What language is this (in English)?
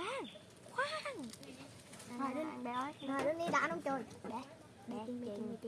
Vietnamese